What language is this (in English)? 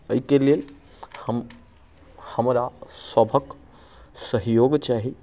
Maithili